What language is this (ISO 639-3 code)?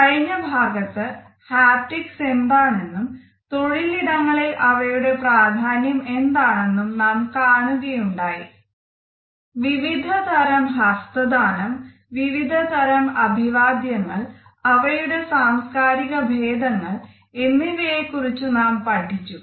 mal